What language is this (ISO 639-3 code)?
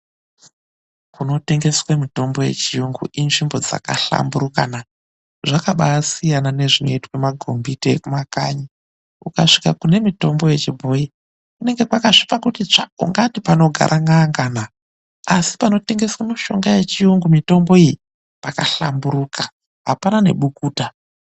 ndc